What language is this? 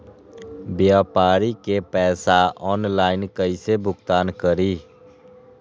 Magahi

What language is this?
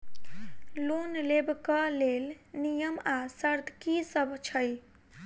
Maithili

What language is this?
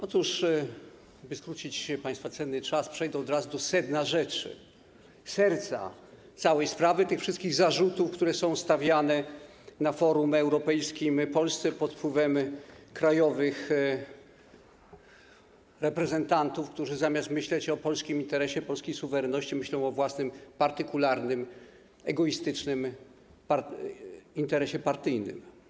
Polish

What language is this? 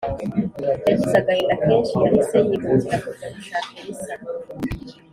Kinyarwanda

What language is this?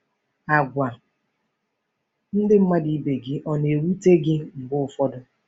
Igbo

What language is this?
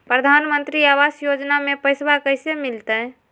Magahi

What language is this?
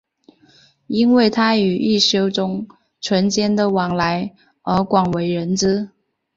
Chinese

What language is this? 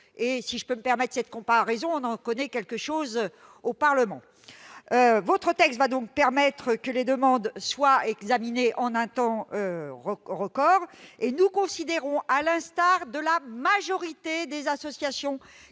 French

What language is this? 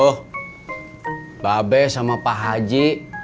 Indonesian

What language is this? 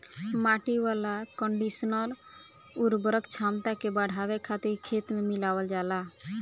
Bhojpuri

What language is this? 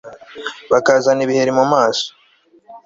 Kinyarwanda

